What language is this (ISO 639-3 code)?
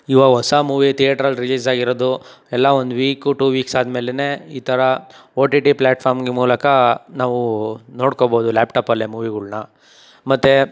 kan